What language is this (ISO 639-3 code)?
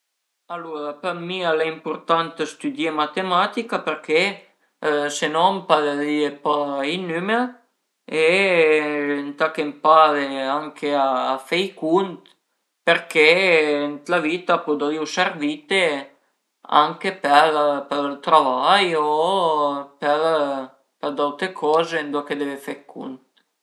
pms